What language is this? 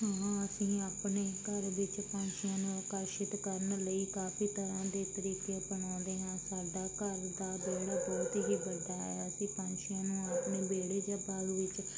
Punjabi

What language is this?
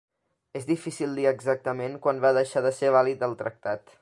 Catalan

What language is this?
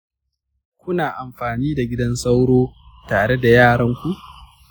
Hausa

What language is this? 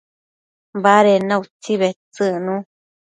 Matsés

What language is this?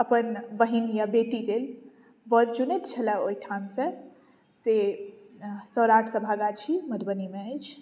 Maithili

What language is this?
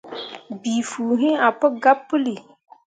Mundang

